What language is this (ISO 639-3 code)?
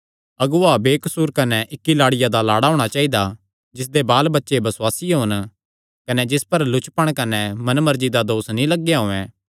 xnr